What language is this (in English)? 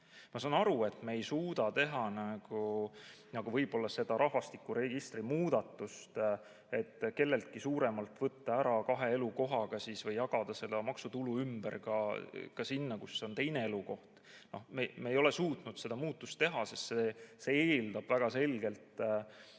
Estonian